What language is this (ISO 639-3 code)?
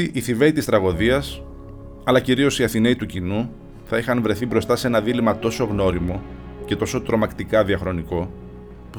ell